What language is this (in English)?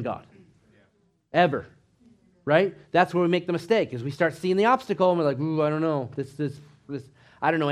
English